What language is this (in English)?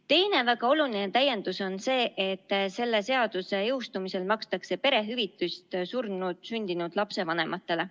Estonian